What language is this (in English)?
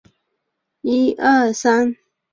Chinese